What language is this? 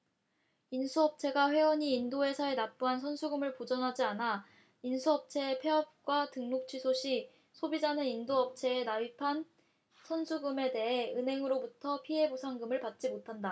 Korean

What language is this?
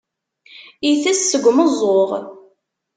Kabyle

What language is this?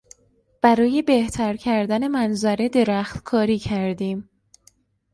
Persian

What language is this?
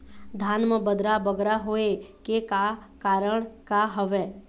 Chhattisgarhi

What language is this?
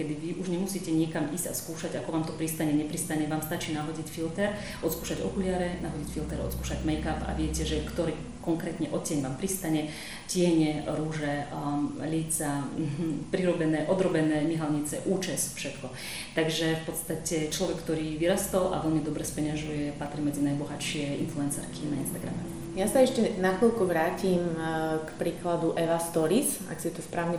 Slovak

